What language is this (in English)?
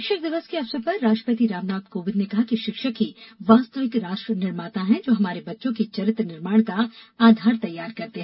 Hindi